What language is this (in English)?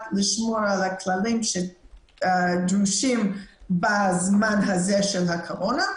Hebrew